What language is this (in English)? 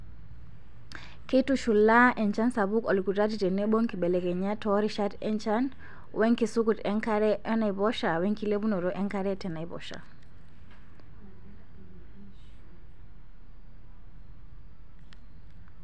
Masai